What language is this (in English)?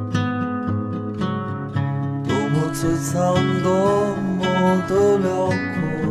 Chinese